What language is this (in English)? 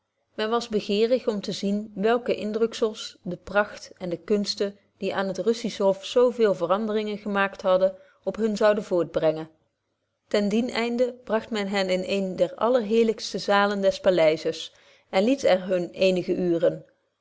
Dutch